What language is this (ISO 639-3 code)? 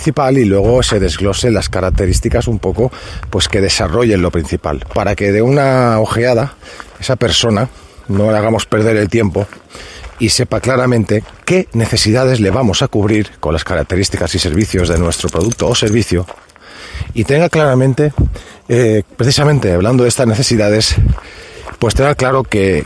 spa